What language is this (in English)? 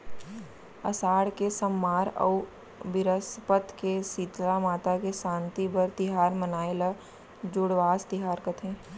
Chhattisgarhi